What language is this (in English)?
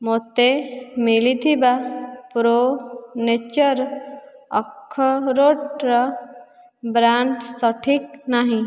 Odia